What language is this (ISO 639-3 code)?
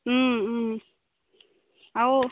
asm